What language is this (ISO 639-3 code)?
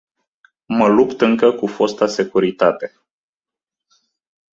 ron